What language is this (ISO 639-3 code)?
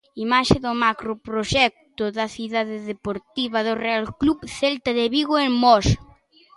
glg